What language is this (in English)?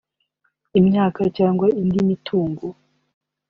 Kinyarwanda